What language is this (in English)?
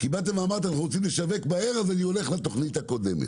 Hebrew